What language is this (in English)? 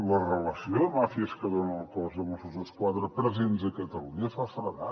Catalan